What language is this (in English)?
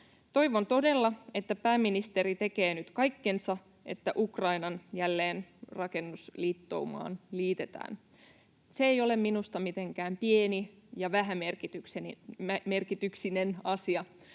Finnish